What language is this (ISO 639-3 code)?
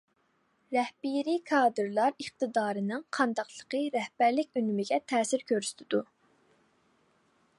uig